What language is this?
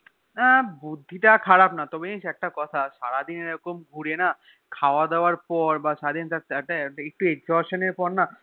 Bangla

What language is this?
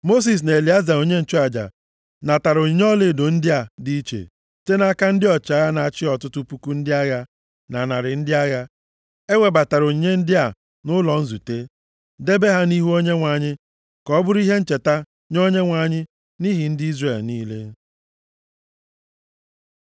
Igbo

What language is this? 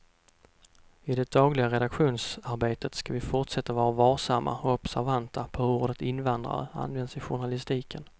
Swedish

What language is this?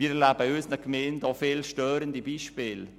Swiss German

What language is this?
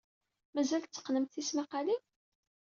Kabyle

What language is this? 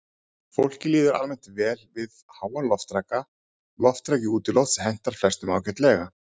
Icelandic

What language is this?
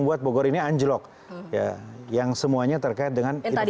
Indonesian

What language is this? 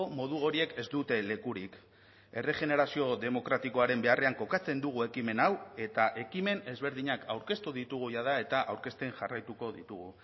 Basque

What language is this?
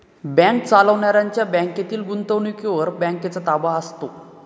Marathi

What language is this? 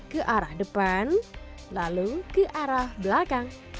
Indonesian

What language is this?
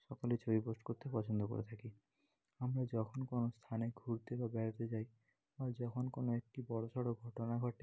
Bangla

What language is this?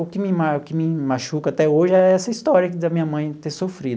Portuguese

